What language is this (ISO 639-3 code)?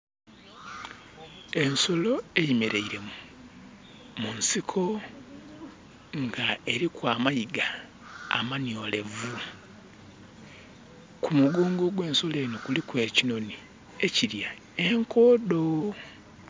xog